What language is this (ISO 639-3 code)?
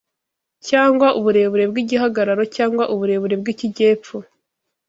kin